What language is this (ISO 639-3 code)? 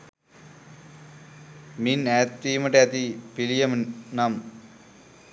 sin